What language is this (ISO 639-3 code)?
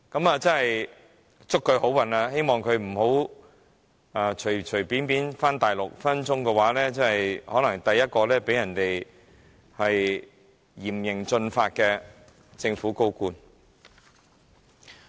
yue